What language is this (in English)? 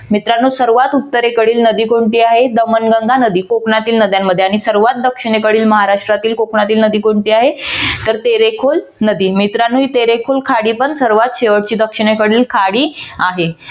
Marathi